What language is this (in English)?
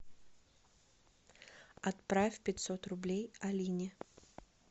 Russian